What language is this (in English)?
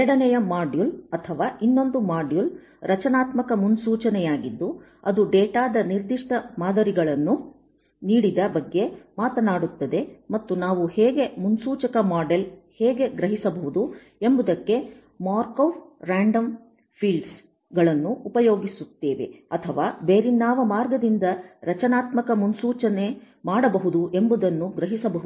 Kannada